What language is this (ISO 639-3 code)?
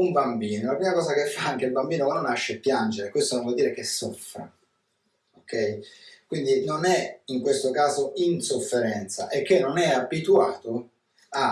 ita